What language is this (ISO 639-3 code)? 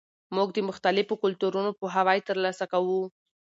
pus